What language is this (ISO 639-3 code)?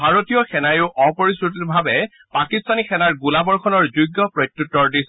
asm